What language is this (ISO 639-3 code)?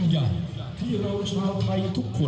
tha